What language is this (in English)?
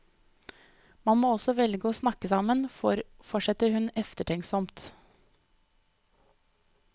Norwegian